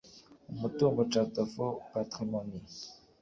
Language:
Kinyarwanda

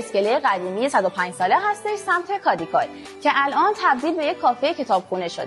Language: Persian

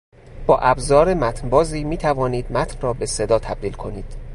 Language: Persian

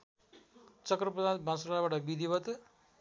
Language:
Nepali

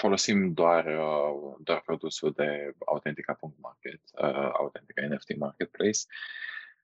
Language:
Romanian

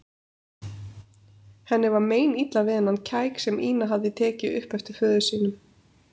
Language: Icelandic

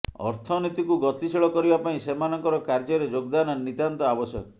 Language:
Odia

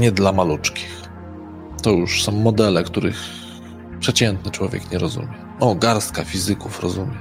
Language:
Polish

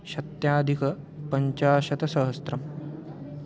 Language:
Sanskrit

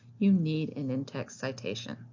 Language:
English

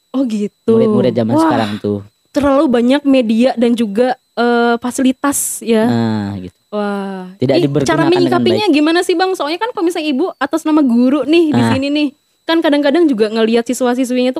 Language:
Indonesian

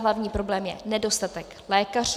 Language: Czech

